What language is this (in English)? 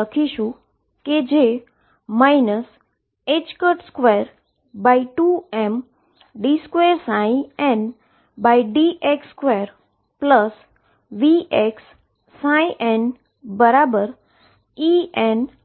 Gujarati